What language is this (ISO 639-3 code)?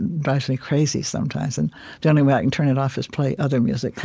eng